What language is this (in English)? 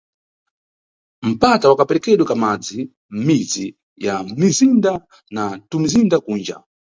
Nyungwe